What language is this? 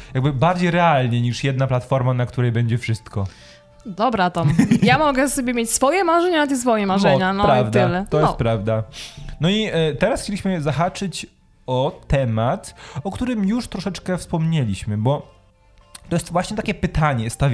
Polish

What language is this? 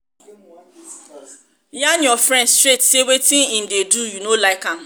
Nigerian Pidgin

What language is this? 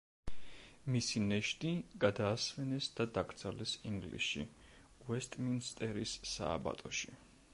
Georgian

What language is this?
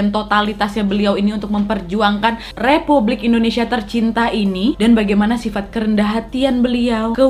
Indonesian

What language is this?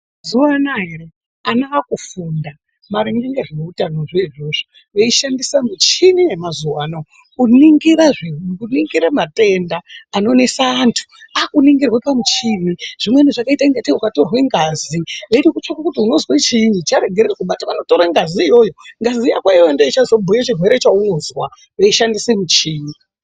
Ndau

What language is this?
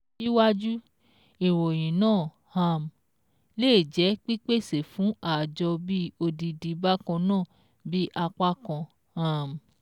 Yoruba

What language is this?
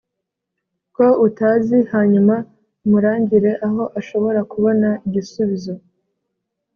Kinyarwanda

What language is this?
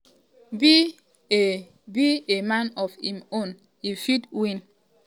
Nigerian Pidgin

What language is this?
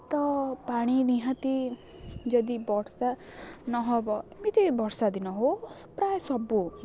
Odia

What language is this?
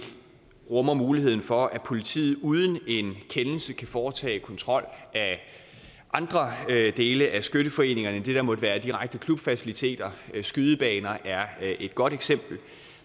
Danish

